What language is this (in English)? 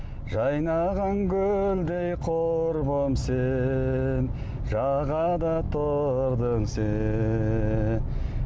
Kazakh